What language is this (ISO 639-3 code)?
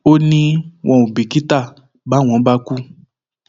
yor